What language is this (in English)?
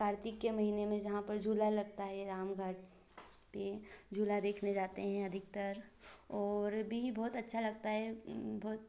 Hindi